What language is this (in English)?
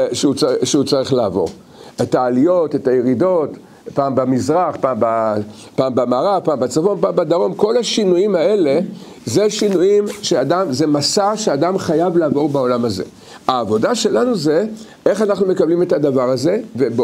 Hebrew